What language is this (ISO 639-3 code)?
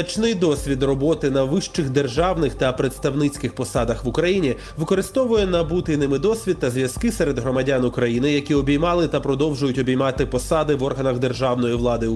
ukr